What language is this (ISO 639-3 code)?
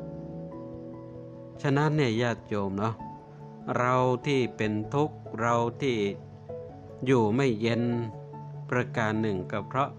tha